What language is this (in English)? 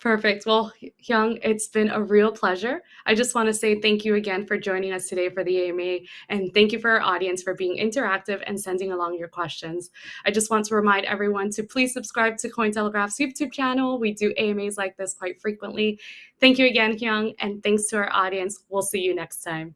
English